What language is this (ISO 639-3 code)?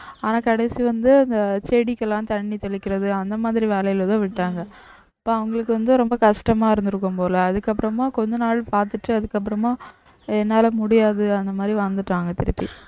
tam